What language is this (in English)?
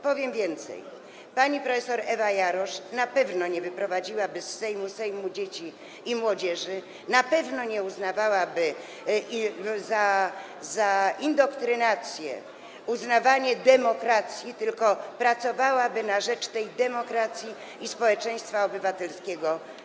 Polish